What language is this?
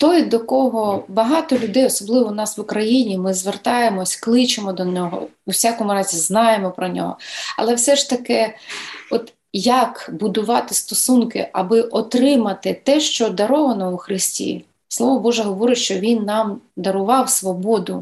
Ukrainian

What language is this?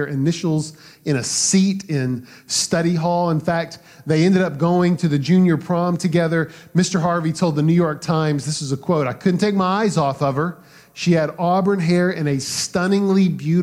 English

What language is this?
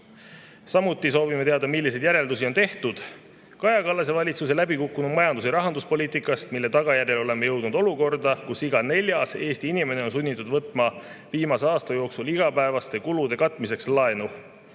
Estonian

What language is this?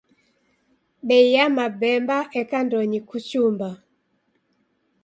Taita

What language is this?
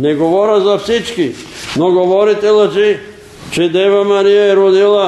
Bulgarian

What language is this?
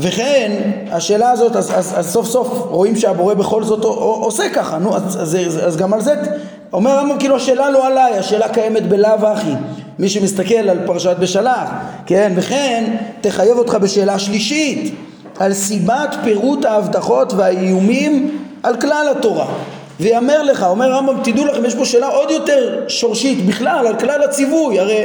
Hebrew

